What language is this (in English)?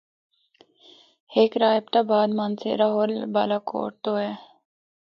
Northern Hindko